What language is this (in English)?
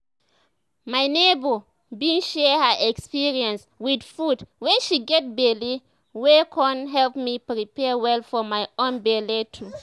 Nigerian Pidgin